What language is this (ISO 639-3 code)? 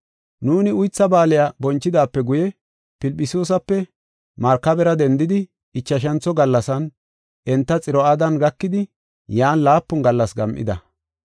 gof